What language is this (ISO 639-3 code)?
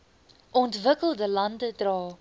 afr